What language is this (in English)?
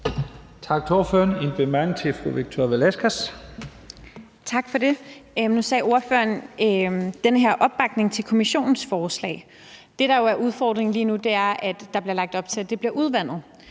Danish